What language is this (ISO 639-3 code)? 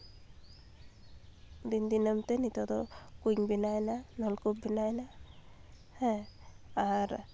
sat